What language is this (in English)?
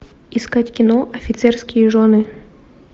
Russian